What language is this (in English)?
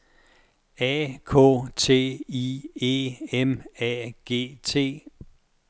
Danish